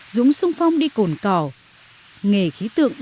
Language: Vietnamese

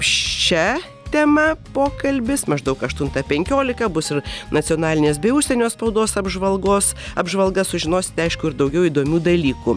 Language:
Lithuanian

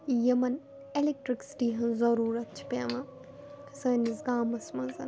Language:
Kashmiri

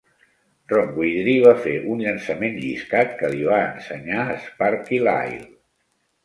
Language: Catalan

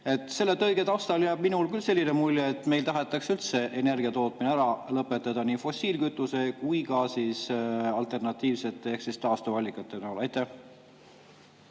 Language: Estonian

